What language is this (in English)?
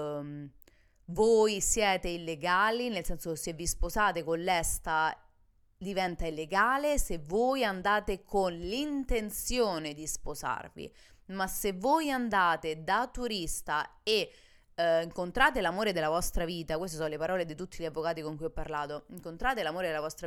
Italian